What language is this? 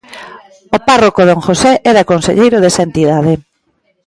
Galician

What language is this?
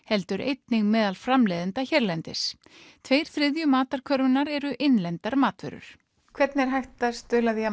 Icelandic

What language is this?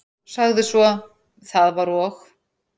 Icelandic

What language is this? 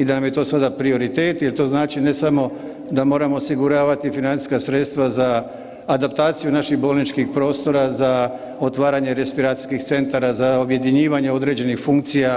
Croatian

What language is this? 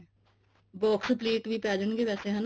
Punjabi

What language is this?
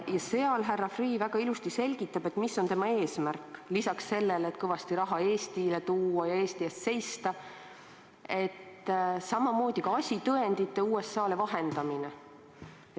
Estonian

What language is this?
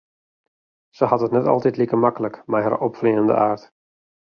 Western Frisian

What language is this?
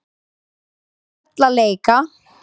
Icelandic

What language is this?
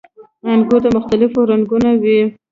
Pashto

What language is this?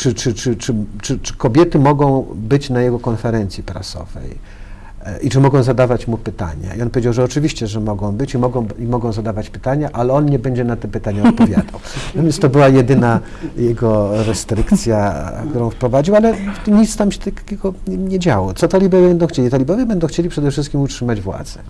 Polish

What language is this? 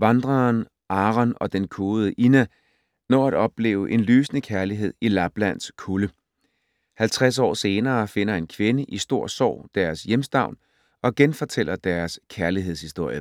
Danish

